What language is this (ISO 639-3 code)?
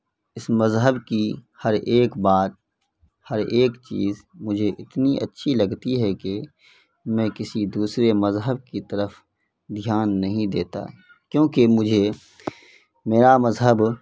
urd